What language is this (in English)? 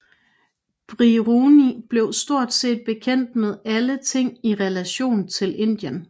Danish